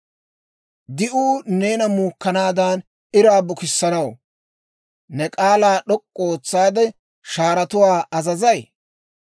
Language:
Dawro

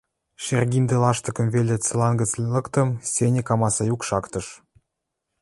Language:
Western Mari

